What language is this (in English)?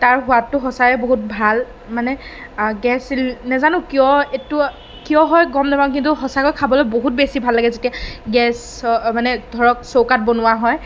Assamese